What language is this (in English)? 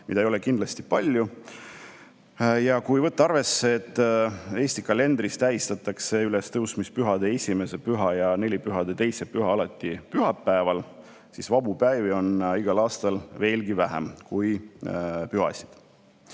Estonian